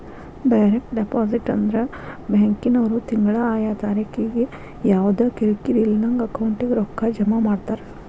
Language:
Kannada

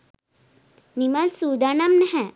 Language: Sinhala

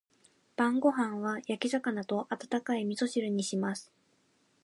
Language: Japanese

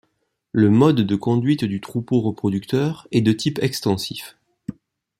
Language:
French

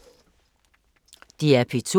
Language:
Danish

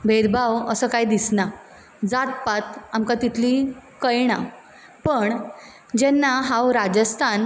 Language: Konkani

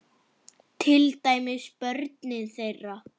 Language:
Icelandic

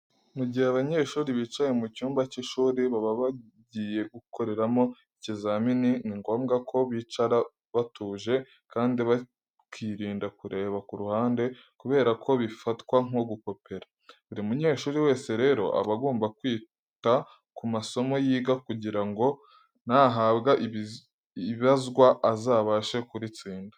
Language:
Kinyarwanda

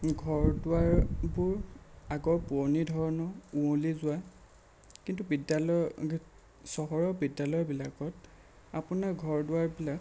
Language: Assamese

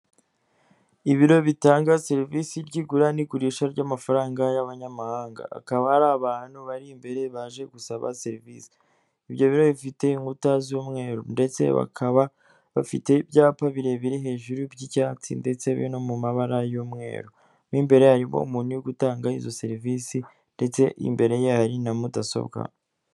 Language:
Kinyarwanda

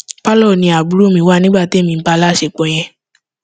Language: Yoruba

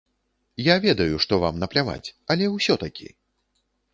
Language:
Belarusian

